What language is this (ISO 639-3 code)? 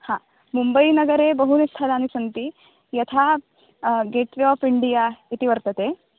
san